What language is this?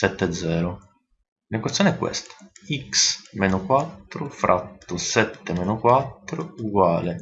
Italian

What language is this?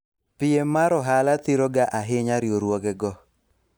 Luo (Kenya and Tanzania)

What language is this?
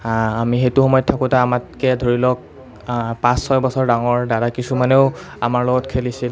Assamese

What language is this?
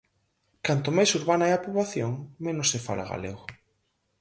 Galician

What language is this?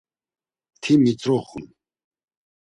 Laz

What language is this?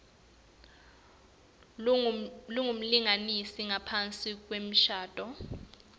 Swati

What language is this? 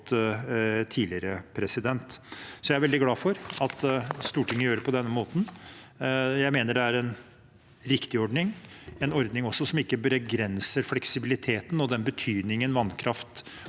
Norwegian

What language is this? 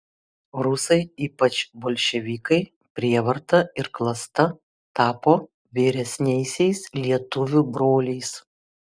Lithuanian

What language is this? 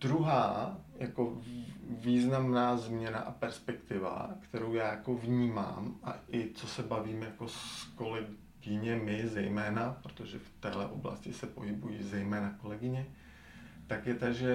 Czech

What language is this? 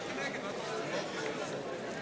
Hebrew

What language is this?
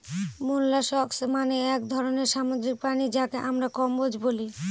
Bangla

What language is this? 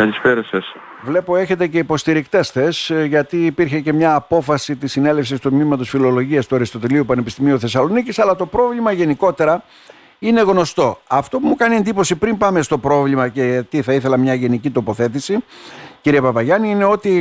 Greek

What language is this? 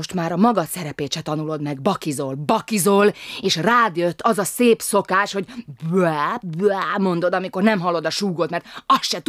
Hungarian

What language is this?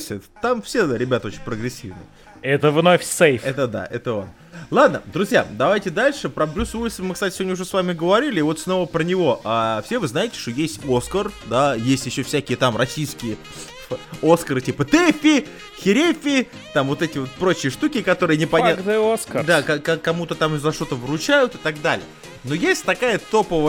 Russian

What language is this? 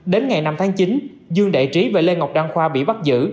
Vietnamese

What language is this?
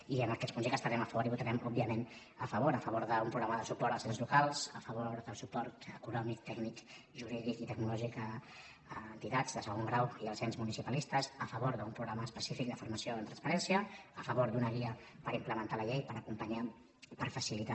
Catalan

